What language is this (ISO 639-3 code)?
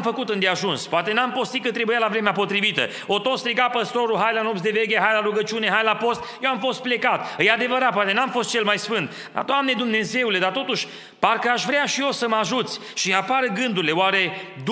ron